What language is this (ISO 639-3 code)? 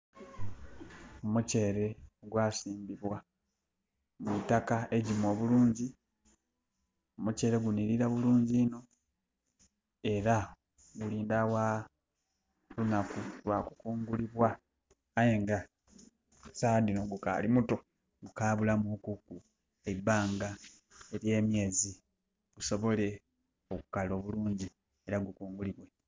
xog